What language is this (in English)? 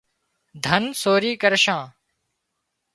Wadiyara Koli